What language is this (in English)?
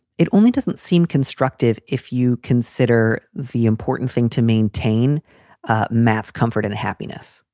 English